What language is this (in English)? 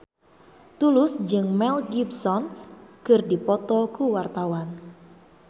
Sundanese